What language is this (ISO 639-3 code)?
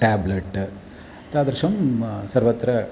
san